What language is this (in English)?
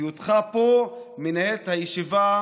Hebrew